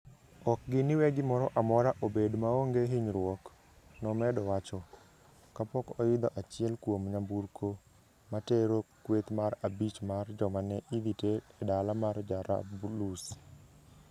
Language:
Luo (Kenya and Tanzania)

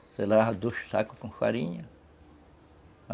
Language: Portuguese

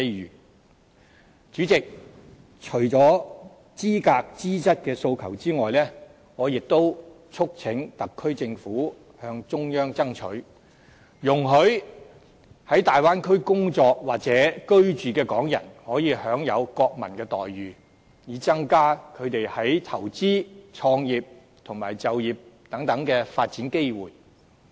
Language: Cantonese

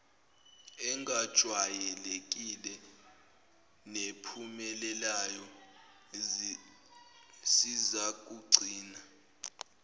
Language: Zulu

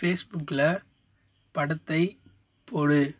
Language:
Tamil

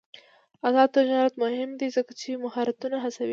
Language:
Pashto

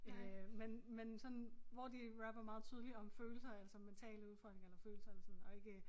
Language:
Danish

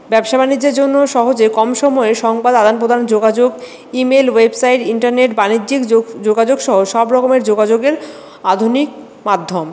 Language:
Bangla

